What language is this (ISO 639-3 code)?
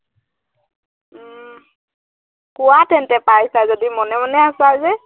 asm